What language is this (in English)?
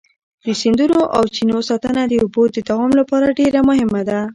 Pashto